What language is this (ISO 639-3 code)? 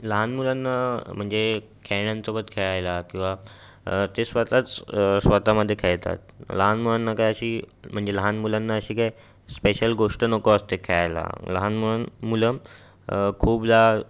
mar